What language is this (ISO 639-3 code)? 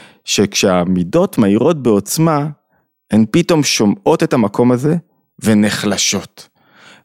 heb